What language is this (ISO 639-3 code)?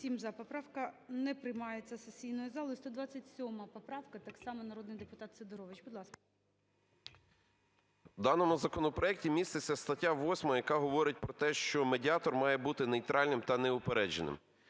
ukr